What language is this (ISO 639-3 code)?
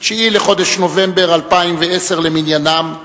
heb